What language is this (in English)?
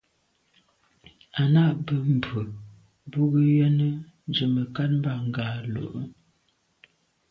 Medumba